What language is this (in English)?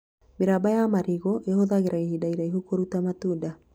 Kikuyu